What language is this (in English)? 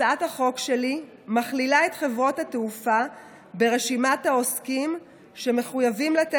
Hebrew